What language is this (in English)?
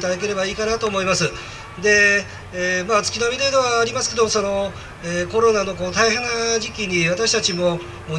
Japanese